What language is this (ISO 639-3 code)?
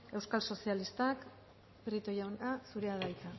eus